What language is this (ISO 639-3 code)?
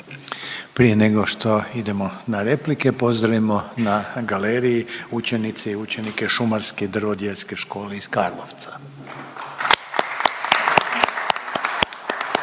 hrv